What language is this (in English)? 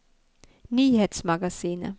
Norwegian